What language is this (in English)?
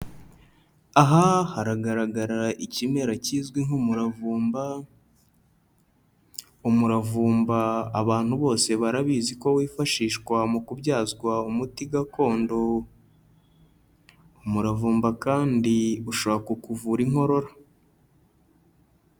Kinyarwanda